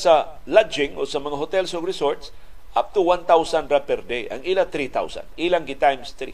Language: Filipino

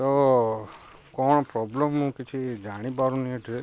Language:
Odia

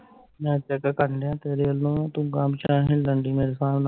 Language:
Punjabi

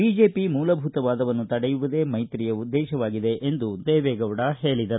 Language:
Kannada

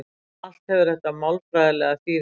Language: Icelandic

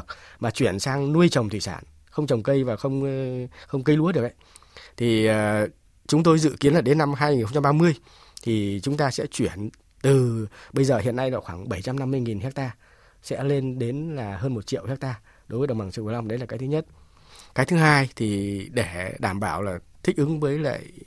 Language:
Vietnamese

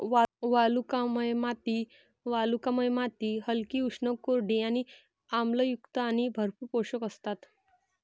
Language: Marathi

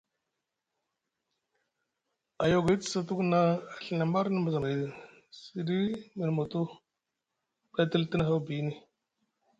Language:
Musgu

